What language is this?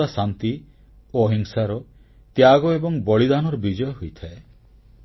Odia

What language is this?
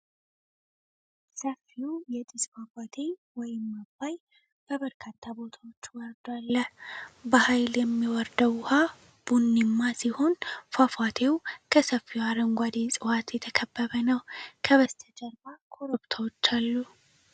Amharic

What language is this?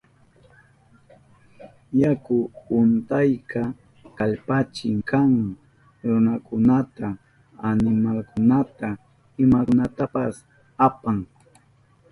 Southern Pastaza Quechua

